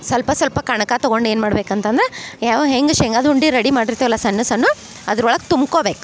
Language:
Kannada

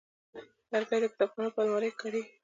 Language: Pashto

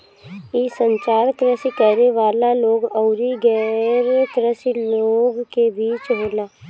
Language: Bhojpuri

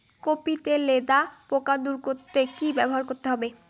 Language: Bangla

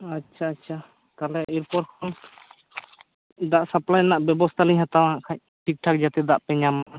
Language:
Santali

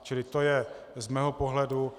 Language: Czech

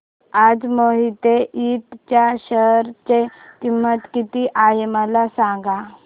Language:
Marathi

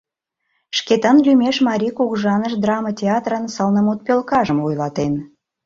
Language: Mari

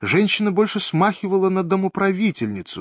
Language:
Russian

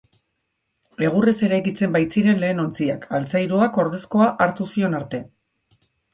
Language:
Basque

